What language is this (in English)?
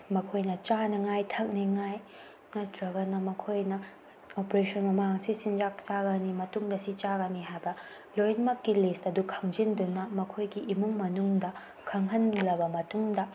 Manipuri